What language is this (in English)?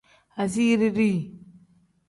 Tem